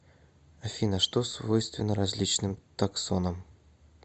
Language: Russian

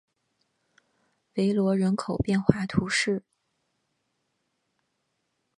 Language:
Chinese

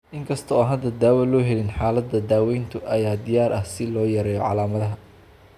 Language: Somali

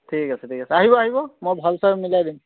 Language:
Assamese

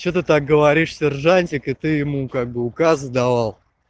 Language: Russian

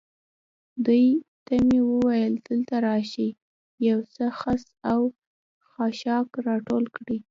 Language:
Pashto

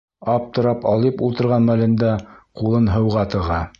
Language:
Bashkir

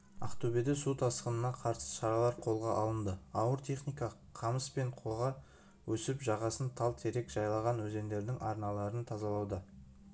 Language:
Kazakh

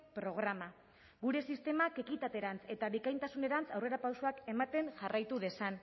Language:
Basque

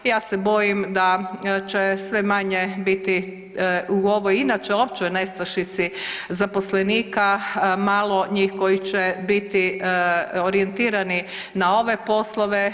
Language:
Croatian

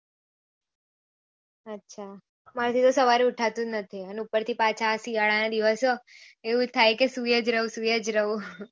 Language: Gujarati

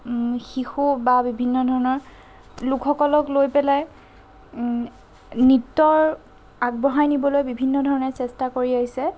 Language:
Assamese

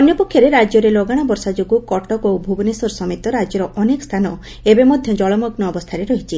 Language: Odia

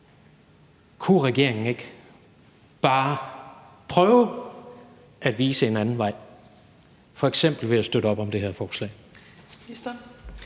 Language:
Danish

